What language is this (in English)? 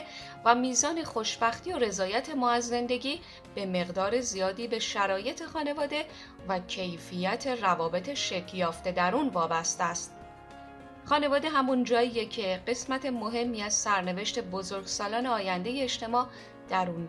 Persian